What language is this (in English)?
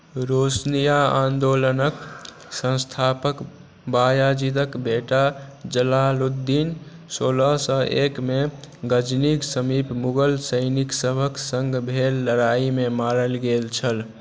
Maithili